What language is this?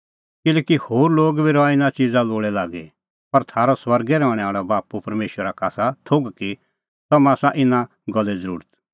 Kullu Pahari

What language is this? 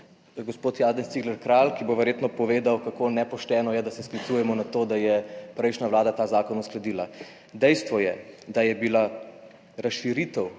Slovenian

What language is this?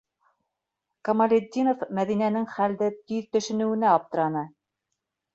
Bashkir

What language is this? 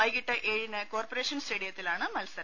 Malayalam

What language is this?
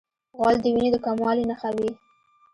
Pashto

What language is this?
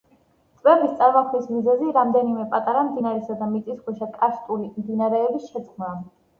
Georgian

